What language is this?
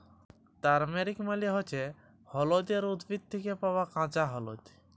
Bangla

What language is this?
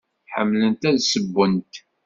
Kabyle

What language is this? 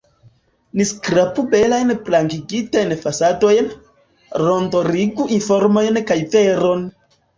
Esperanto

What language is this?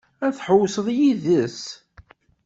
Kabyle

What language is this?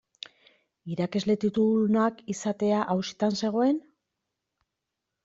Basque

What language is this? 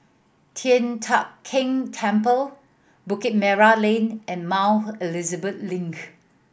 English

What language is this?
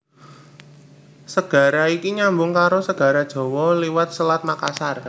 Javanese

